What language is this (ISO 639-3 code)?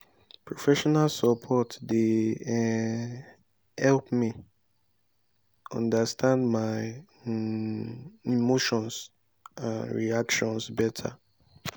pcm